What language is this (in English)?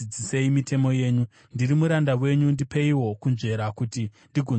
Shona